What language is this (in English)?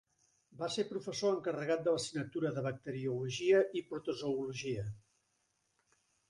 Catalan